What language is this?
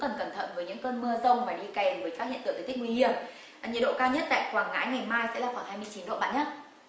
Vietnamese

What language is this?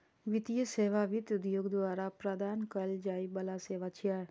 Maithili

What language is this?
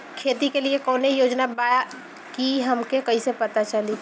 Bhojpuri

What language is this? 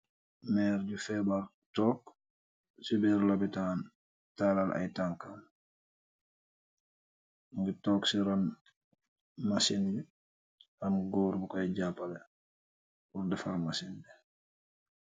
Wolof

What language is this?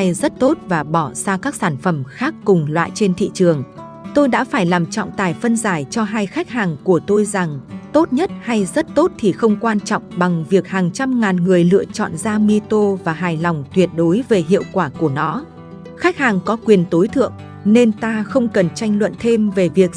Vietnamese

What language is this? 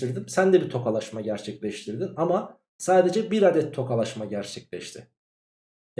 Turkish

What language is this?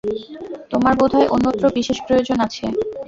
Bangla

